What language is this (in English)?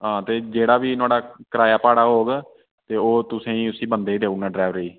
Dogri